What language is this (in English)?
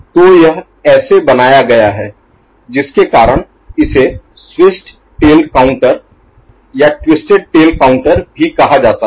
Hindi